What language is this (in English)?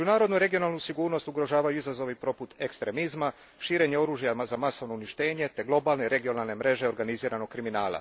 Croatian